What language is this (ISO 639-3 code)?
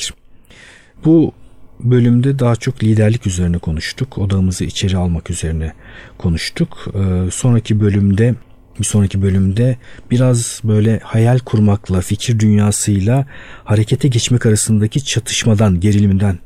tur